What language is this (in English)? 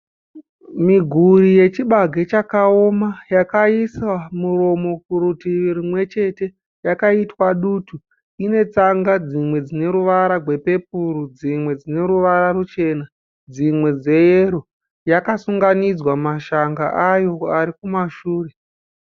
Shona